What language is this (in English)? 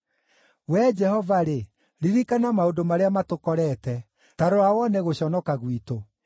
Kikuyu